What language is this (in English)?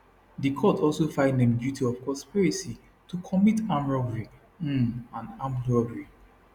Nigerian Pidgin